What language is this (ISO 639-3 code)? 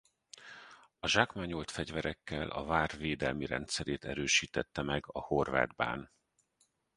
hun